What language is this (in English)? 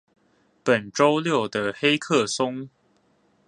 Chinese